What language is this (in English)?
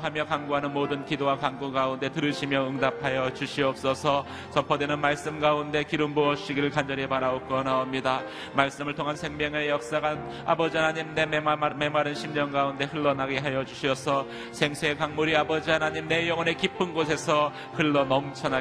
Korean